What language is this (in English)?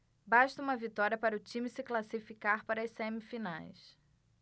Portuguese